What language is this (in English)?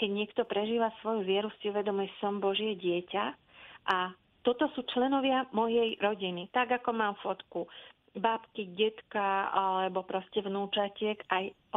Slovak